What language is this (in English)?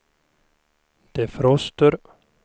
Swedish